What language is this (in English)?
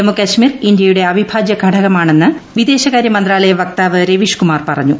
Malayalam